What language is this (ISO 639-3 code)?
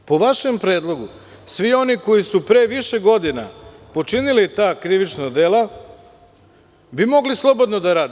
srp